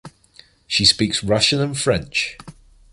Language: English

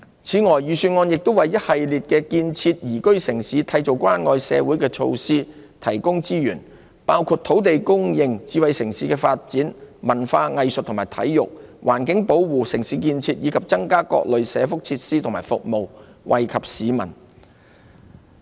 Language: Cantonese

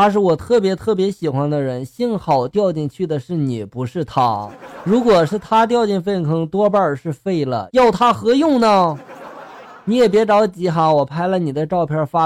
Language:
Chinese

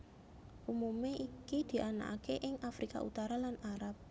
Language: Javanese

